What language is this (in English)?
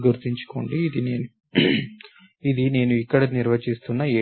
Telugu